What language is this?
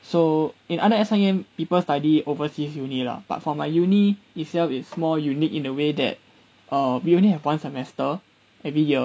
English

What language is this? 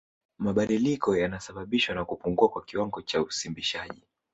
Swahili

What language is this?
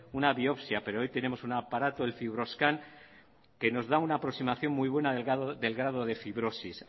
Spanish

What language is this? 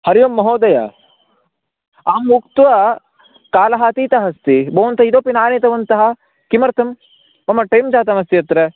Sanskrit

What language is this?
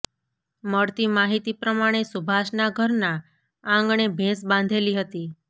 Gujarati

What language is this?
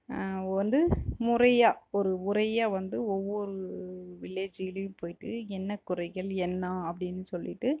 Tamil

